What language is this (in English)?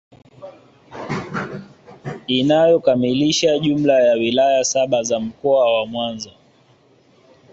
Swahili